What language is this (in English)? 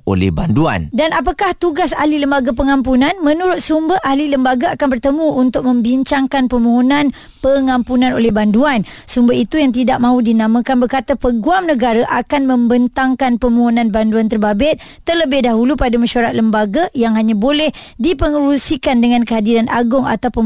Malay